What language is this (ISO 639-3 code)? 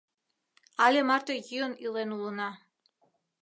chm